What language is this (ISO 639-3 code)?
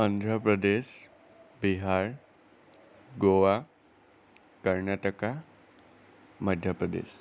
asm